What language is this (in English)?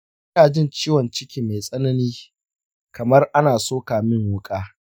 Hausa